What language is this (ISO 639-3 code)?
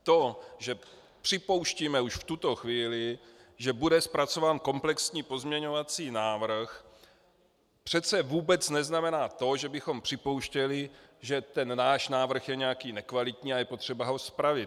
ces